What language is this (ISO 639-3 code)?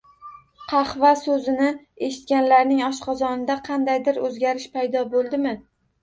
uzb